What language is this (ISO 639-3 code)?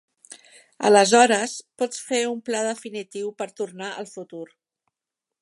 cat